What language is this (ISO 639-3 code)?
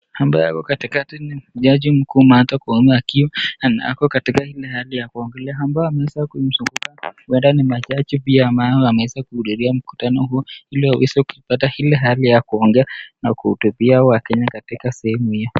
swa